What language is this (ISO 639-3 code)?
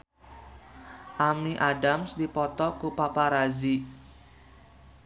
sun